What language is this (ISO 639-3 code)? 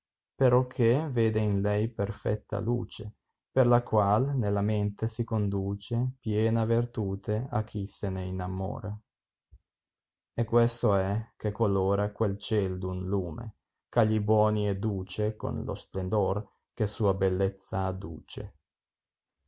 ita